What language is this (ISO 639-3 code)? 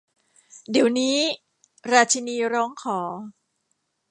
tha